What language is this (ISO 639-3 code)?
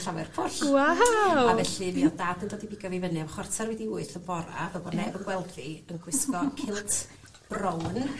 cym